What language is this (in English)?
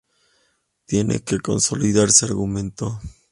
Spanish